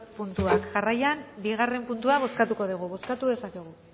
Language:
Basque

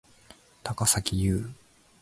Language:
Japanese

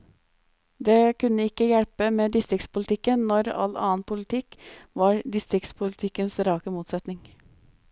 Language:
Norwegian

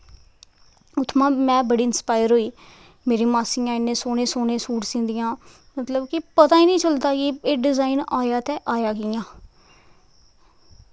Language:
Dogri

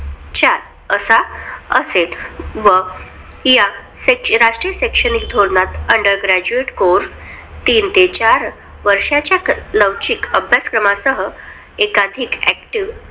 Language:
Marathi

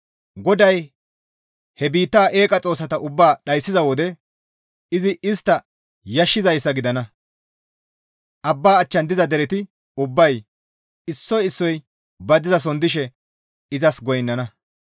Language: Gamo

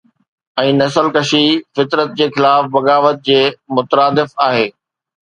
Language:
Sindhi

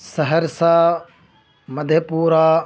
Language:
Urdu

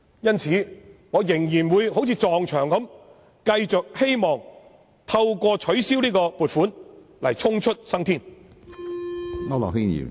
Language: Cantonese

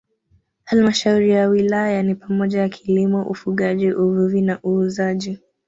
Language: Swahili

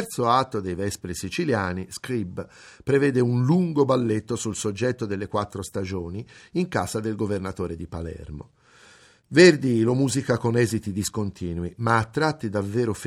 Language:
Italian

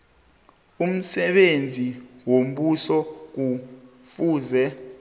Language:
South Ndebele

